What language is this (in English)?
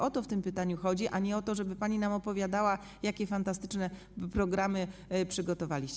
Polish